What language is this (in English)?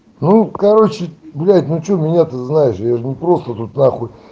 Russian